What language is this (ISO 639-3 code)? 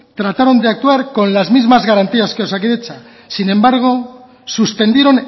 spa